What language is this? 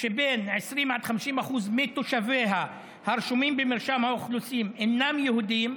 Hebrew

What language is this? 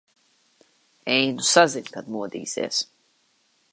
Latvian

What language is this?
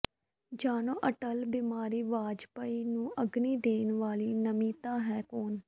Punjabi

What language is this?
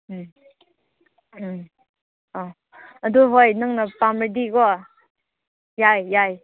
Manipuri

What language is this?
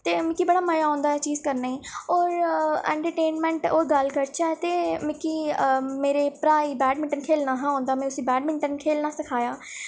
Dogri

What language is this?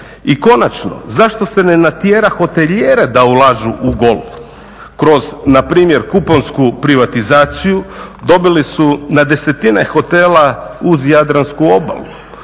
Croatian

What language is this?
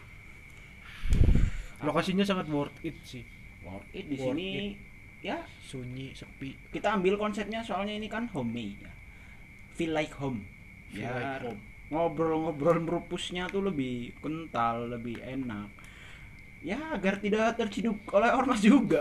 Indonesian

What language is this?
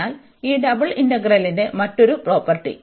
Malayalam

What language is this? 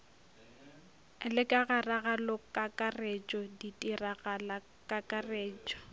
Northern Sotho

